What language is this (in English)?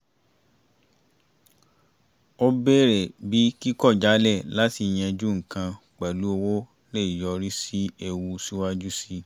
Yoruba